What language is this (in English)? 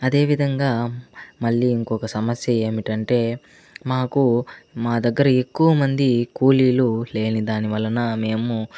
Telugu